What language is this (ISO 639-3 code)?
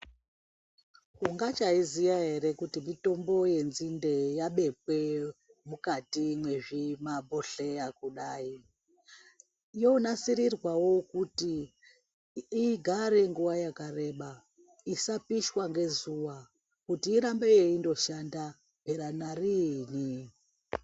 ndc